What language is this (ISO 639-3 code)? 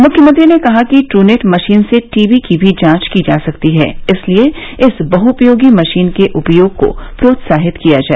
hin